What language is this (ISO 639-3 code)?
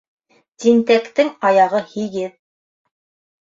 bak